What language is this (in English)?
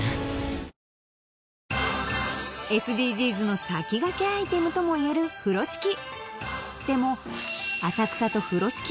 Japanese